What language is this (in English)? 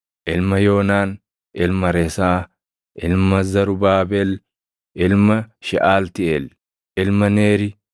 Oromo